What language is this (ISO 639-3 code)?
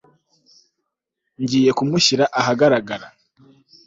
kin